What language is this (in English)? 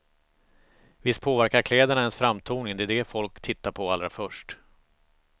Swedish